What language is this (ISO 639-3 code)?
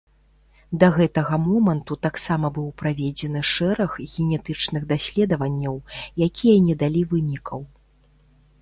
bel